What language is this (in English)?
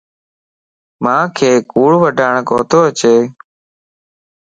Lasi